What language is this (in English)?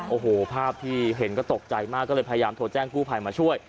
Thai